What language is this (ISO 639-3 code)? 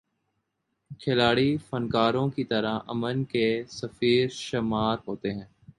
urd